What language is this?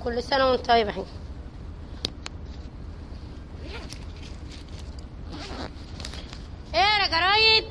Arabic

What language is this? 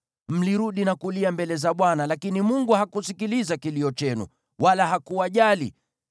Swahili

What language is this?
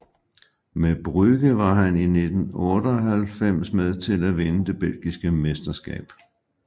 Danish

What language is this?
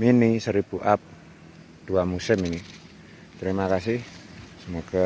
Indonesian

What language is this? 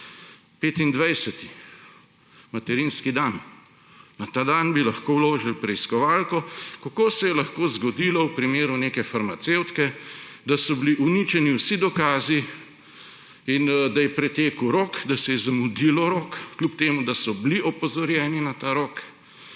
Slovenian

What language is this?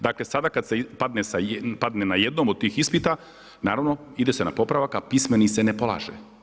Croatian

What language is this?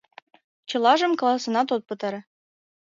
Mari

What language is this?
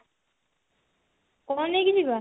Odia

